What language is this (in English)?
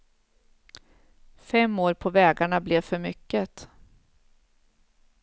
Swedish